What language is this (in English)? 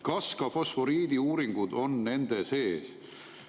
Estonian